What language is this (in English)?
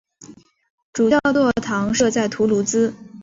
Chinese